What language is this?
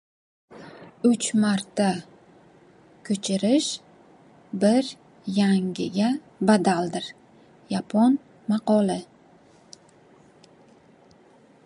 Uzbek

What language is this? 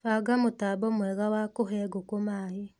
Kikuyu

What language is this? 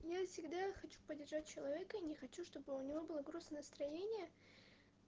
Russian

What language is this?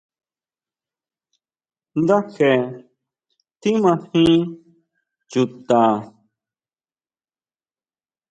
Huautla Mazatec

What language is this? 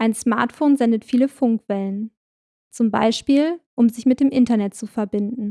German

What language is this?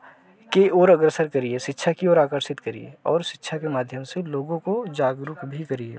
Hindi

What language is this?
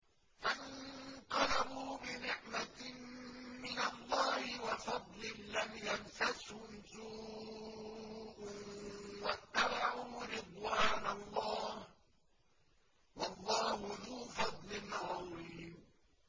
Arabic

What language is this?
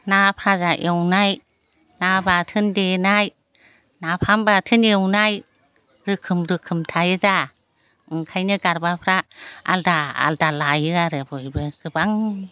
Bodo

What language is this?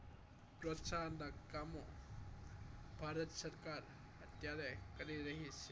Gujarati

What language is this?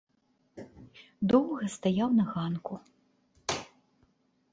Belarusian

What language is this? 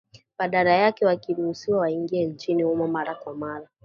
Swahili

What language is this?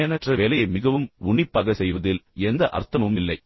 Tamil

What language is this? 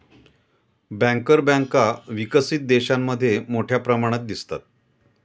Marathi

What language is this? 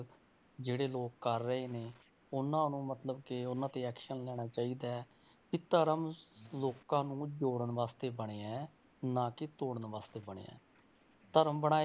Punjabi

